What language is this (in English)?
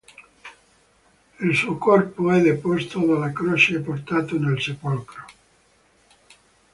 Italian